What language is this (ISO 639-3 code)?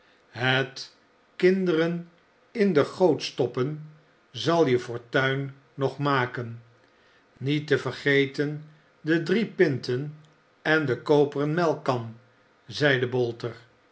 nld